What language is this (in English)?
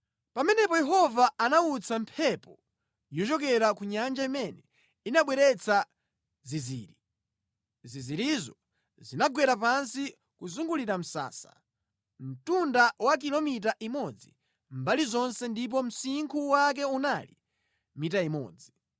Nyanja